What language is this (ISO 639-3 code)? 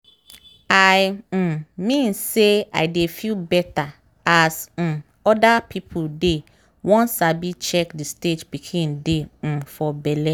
pcm